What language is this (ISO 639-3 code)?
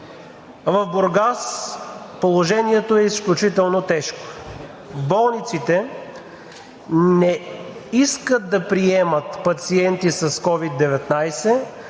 bul